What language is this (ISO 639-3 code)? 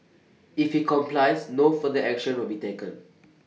eng